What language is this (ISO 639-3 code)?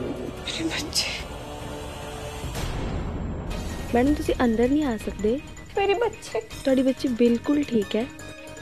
hin